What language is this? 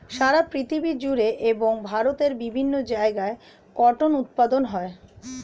Bangla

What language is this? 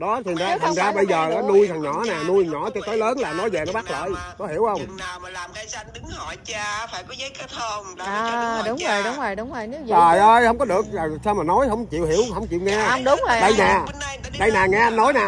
Vietnamese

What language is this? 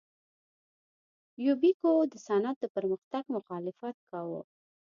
Pashto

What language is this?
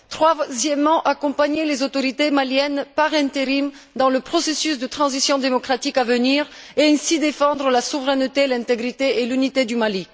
French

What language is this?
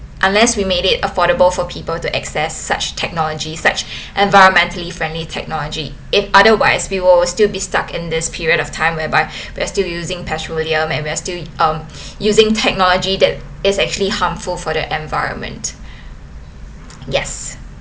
English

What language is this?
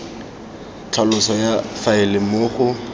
Tswana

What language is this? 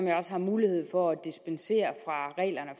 Danish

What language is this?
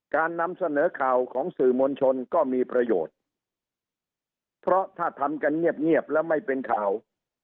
Thai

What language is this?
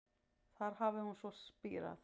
Icelandic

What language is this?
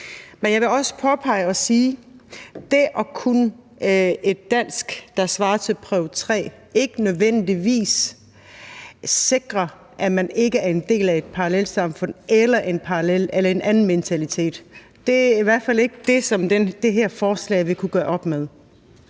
Danish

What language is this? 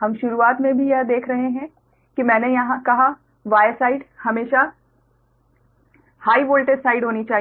Hindi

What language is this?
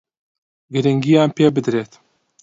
Central Kurdish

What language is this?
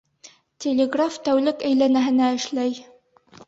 Bashkir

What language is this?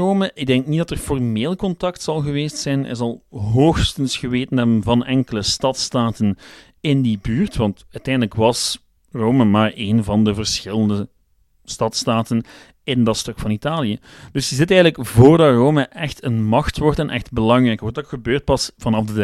Dutch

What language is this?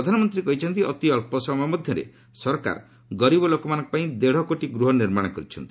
Odia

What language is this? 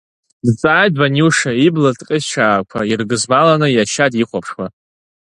Abkhazian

